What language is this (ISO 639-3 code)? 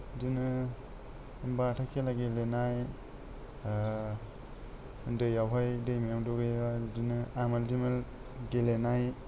brx